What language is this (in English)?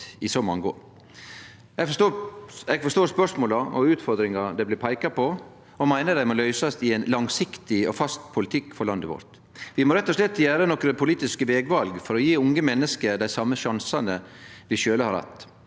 Norwegian